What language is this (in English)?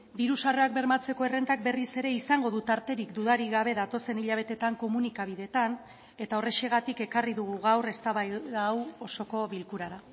Basque